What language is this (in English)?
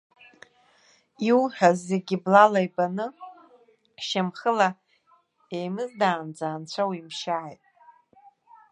Abkhazian